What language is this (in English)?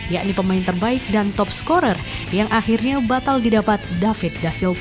Indonesian